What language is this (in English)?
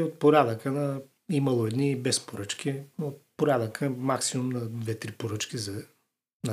Bulgarian